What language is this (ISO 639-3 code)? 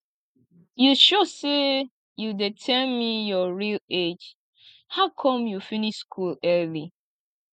pcm